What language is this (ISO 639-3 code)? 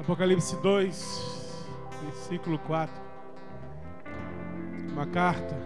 por